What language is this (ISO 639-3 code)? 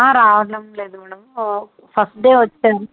tel